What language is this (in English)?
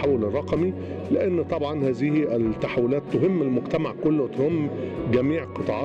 Arabic